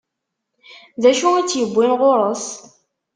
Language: Kabyle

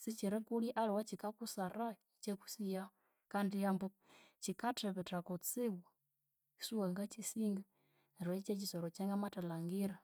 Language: Konzo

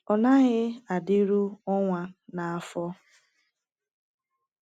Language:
Igbo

